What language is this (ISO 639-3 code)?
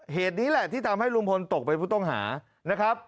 tha